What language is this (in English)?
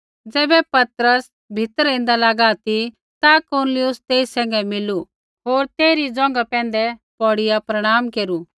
Kullu Pahari